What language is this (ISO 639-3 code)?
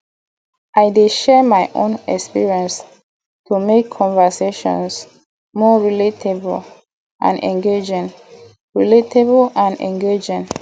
pcm